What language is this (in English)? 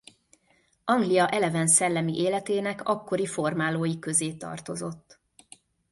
Hungarian